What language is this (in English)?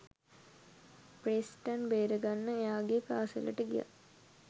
Sinhala